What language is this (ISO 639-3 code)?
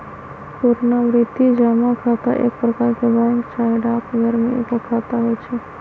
mag